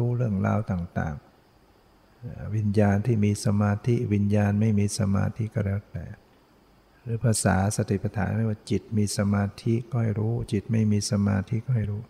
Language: Thai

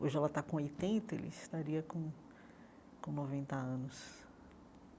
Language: Portuguese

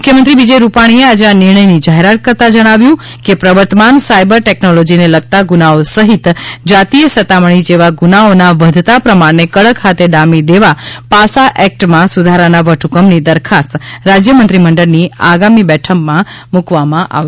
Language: Gujarati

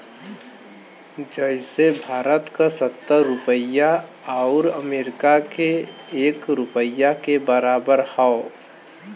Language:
Bhojpuri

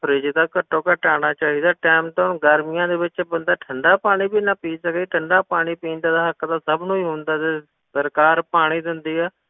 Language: Punjabi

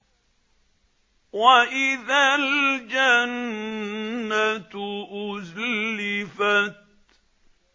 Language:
Arabic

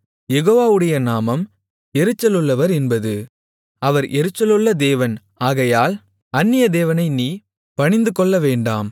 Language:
Tamil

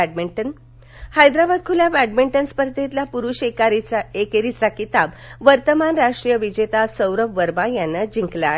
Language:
Marathi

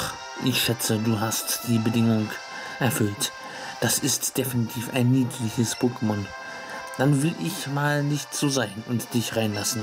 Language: German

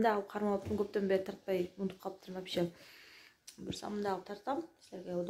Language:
Turkish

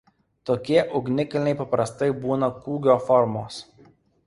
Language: Lithuanian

